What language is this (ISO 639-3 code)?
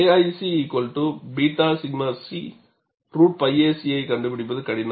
tam